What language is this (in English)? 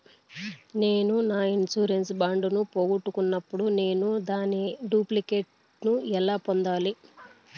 Telugu